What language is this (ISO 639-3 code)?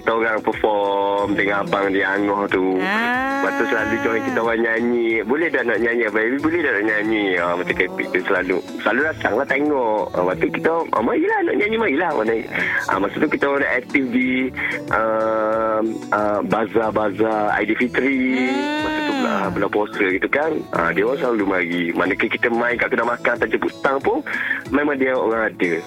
msa